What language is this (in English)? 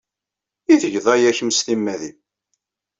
Kabyle